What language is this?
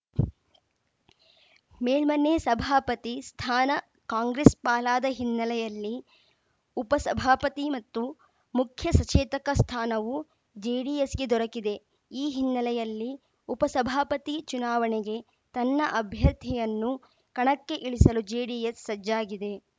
Kannada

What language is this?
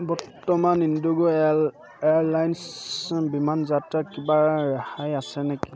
Assamese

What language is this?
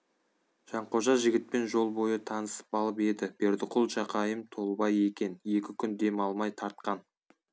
Kazakh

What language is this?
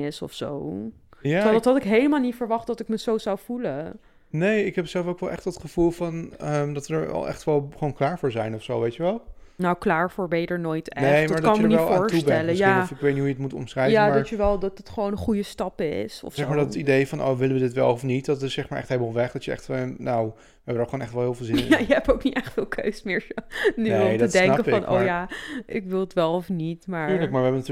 Dutch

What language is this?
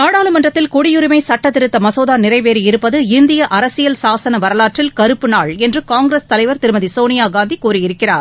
Tamil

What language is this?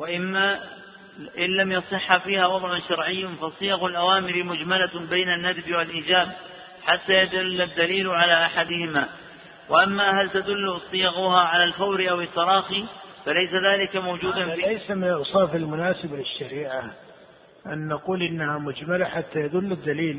Arabic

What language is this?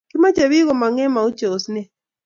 Kalenjin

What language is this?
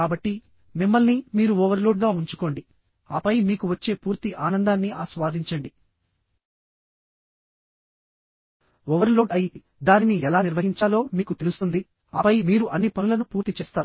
Telugu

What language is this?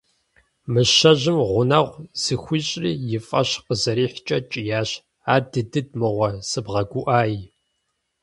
Kabardian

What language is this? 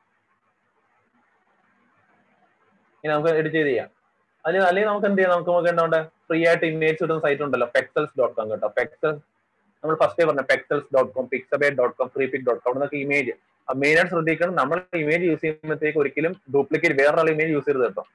Malayalam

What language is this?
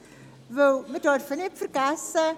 Swiss German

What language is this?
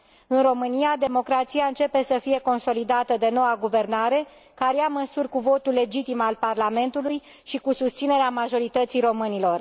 Romanian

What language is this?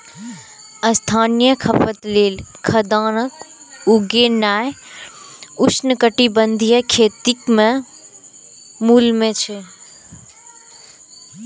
Maithili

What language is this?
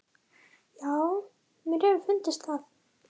Icelandic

